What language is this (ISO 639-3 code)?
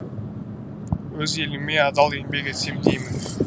kaz